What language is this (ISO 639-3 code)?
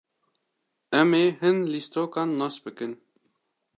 kur